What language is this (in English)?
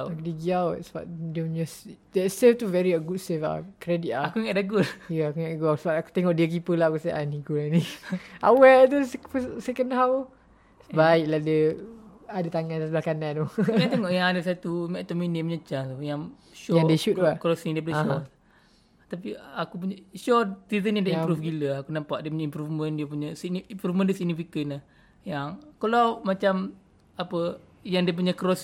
Malay